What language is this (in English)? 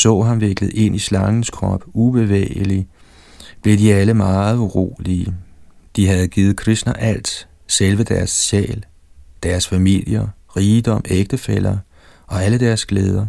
Danish